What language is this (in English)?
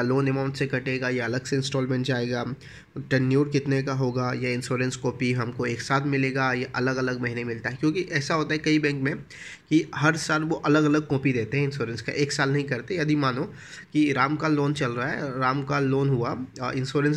Hindi